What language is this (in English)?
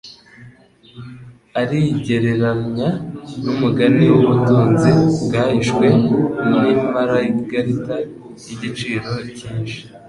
Kinyarwanda